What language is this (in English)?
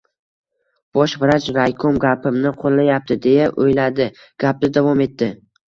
Uzbek